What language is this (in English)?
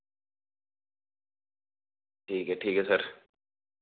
Dogri